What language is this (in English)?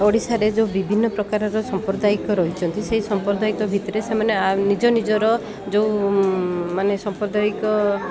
Odia